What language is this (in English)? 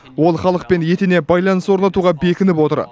Kazakh